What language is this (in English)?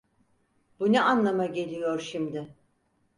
Turkish